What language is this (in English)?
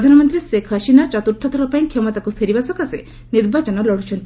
Odia